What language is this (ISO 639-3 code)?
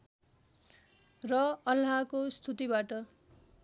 nep